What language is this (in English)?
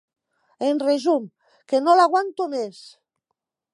Catalan